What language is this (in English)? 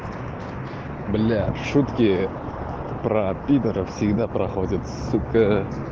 Russian